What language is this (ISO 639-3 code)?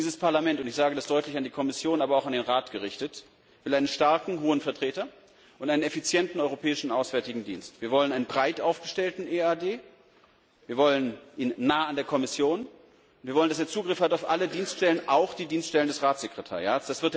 deu